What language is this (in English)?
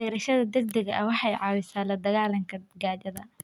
Somali